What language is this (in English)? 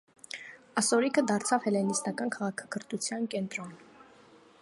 Armenian